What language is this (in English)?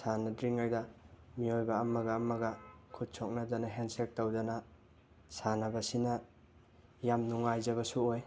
Manipuri